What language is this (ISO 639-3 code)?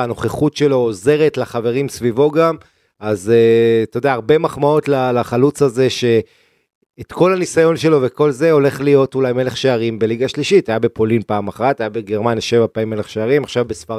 heb